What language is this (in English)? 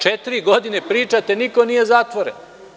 Serbian